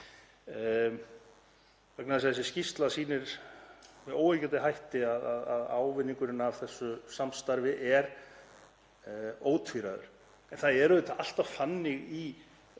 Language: Icelandic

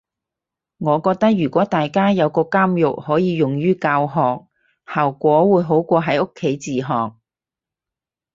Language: Cantonese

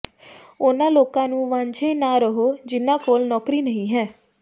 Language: Punjabi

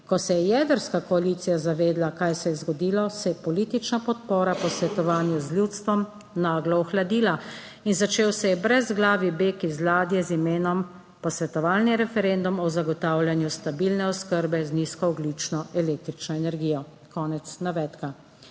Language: Slovenian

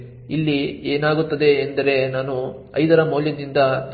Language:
Kannada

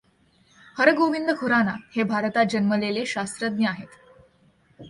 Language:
Marathi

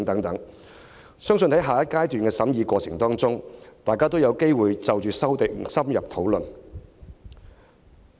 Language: Cantonese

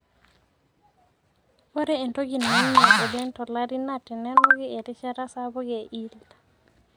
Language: Masai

